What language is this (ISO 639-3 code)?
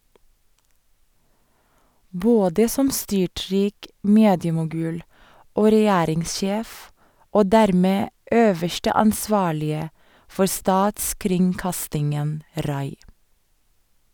nor